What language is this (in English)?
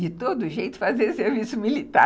Portuguese